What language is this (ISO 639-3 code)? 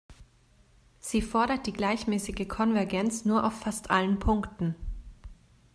deu